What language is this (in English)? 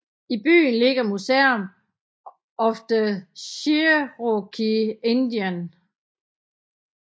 Danish